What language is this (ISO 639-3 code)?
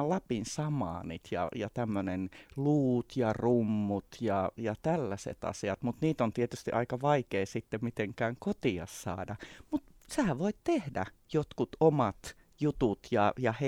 fin